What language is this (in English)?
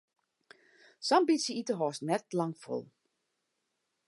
Western Frisian